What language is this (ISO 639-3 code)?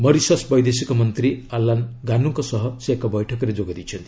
ori